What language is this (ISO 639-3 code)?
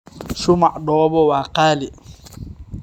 som